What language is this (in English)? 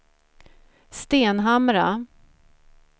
Swedish